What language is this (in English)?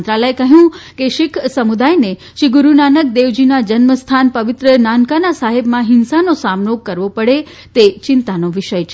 Gujarati